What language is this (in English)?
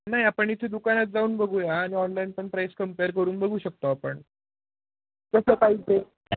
Marathi